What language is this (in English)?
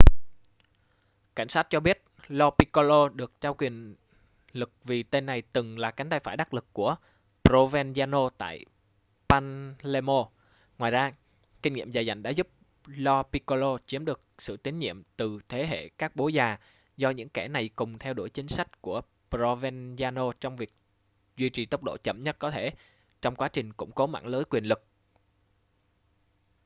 Vietnamese